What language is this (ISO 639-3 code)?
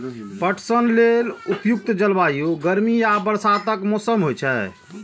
mai